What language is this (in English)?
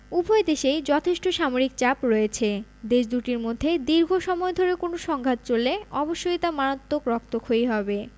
Bangla